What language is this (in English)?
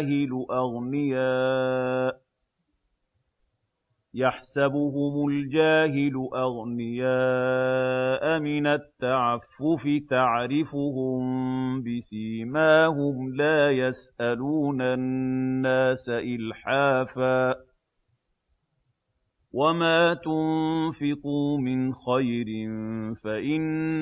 Arabic